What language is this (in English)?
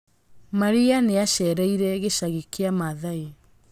Kikuyu